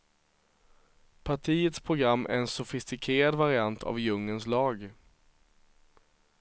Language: Swedish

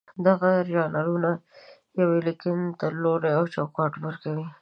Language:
Pashto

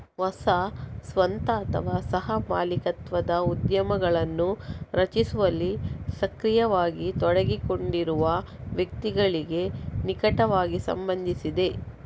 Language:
Kannada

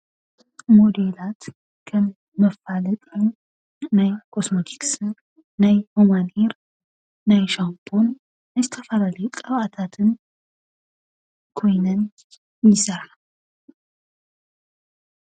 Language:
Tigrinya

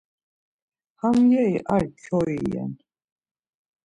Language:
Laz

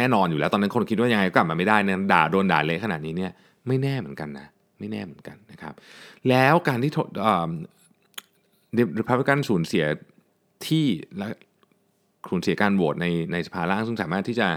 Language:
Thai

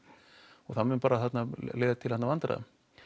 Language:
Icelandic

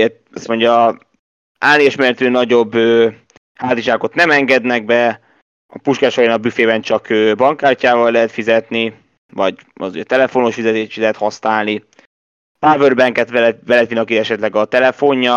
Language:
Hungarian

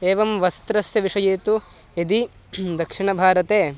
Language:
Sanskrit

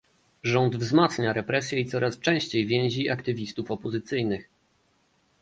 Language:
Polish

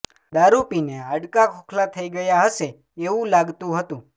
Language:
Gujarati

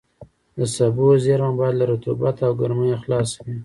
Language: Pashto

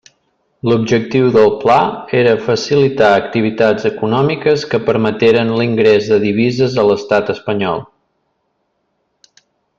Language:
Catalan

